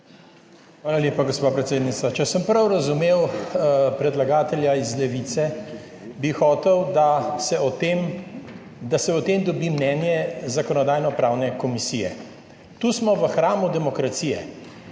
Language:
Slovenian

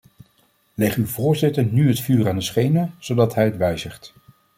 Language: Dutch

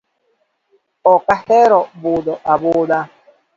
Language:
Luo (Kenya and Tanzania)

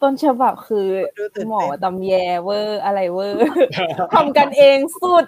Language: Thai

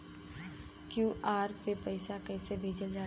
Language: Bhojpuri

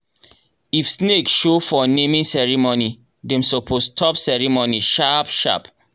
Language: Nigerian Pidgin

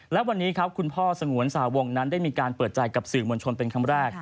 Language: Thai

